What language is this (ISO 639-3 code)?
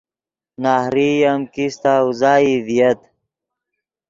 ydg